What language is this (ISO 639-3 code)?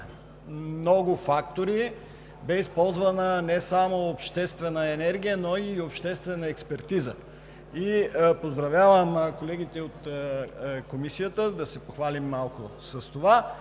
bul